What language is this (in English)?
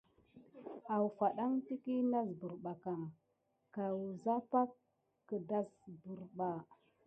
Gidar